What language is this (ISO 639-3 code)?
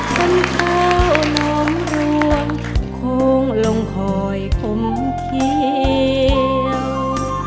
tha